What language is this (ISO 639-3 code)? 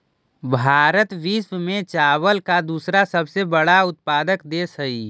mag